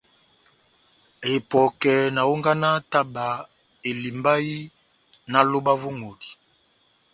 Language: Batanga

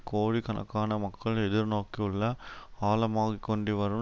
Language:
Tamil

